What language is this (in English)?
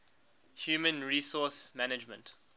English